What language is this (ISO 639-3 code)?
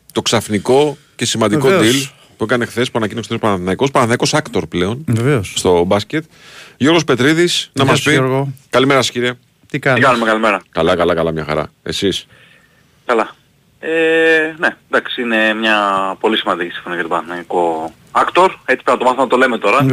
ell